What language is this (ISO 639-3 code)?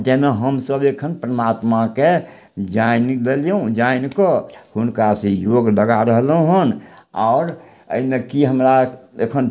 mai